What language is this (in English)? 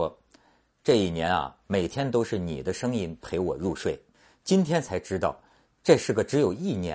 Chinese